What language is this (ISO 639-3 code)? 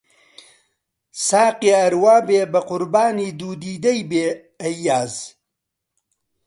ckb